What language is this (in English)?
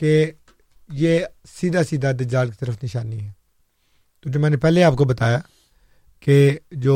Urdu